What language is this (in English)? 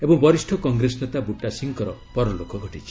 Odia